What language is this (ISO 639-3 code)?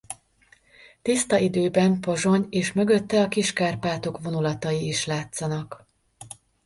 hun